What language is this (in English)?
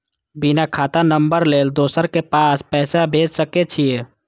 Maithili